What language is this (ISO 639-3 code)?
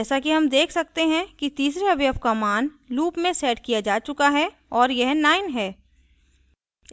hin